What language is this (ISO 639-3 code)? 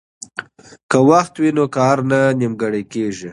pus